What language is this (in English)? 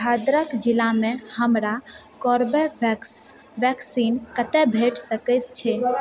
Maithili